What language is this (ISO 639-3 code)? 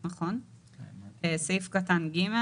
heb